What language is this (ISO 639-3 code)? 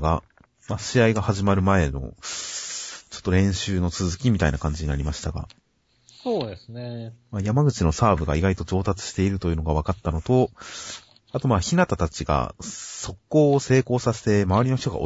jpn